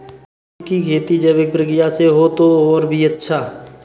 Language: Hindi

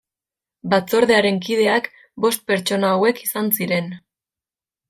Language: Basque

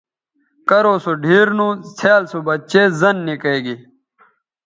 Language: Bateri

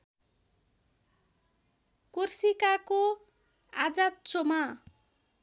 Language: Nepali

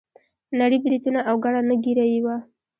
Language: Pashto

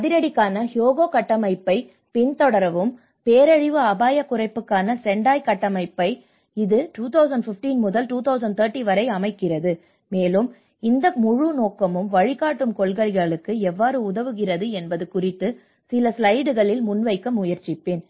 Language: Tamil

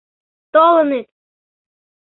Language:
Mari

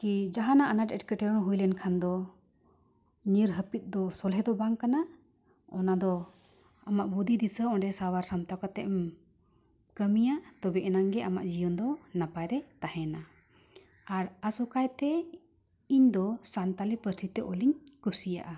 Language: Santali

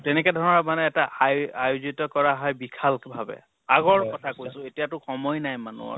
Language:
Assamese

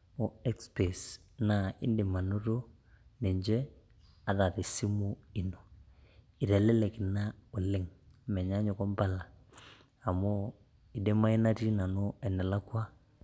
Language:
Masai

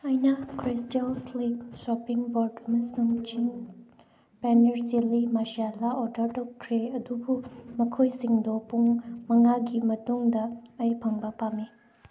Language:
Manipuri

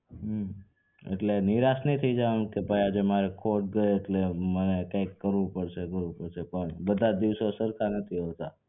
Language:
Gujarati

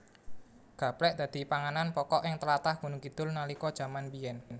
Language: Javanese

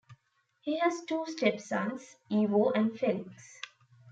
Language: English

